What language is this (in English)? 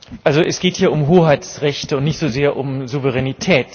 German